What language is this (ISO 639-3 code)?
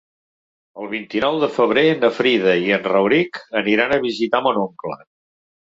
cat